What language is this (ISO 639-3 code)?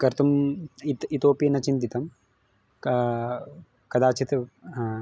san